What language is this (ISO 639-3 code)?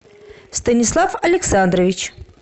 rus